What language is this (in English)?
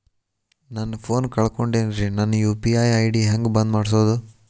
Kannada